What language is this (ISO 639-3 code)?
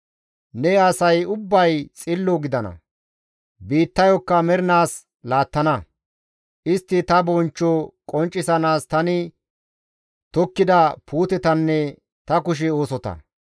gmv